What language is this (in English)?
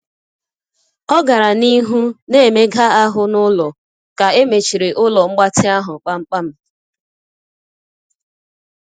Igbo